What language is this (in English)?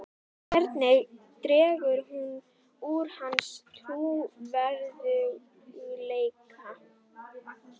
Icelandic